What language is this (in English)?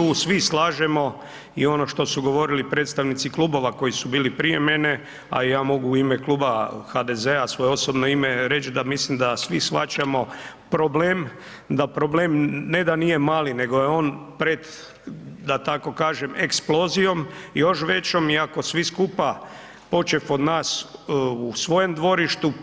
Croatian